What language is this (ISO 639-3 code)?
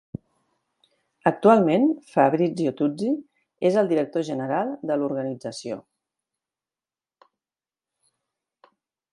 cat